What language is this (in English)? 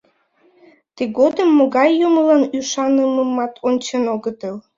Mari